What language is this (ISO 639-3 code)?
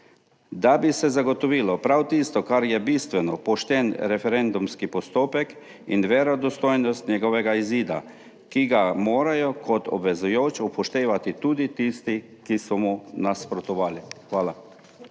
slv